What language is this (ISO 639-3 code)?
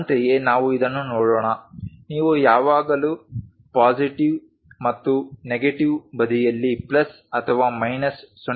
kan